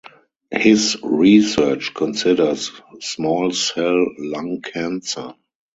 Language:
English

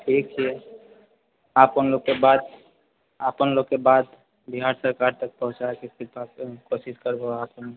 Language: Maithili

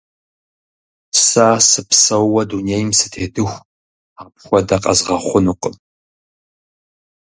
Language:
Kabardian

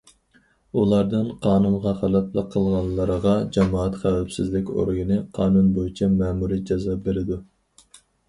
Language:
Uyghur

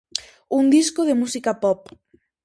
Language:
Galician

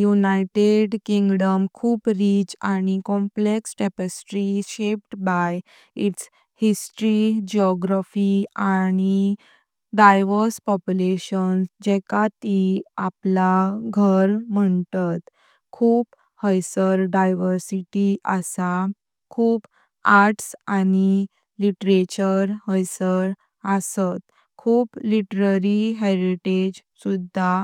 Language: Konkani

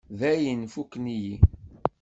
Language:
Kabyle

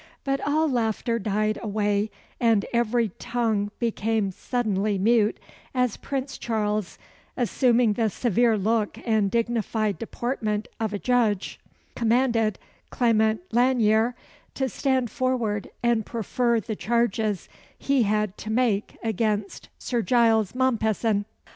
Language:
English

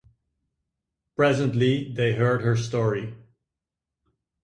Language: English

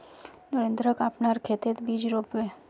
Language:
Magahi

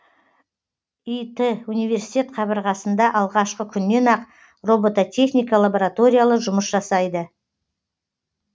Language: Kazakh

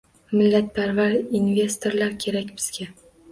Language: Uzbek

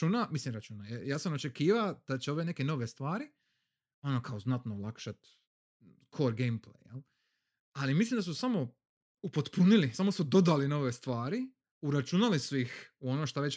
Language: Croatian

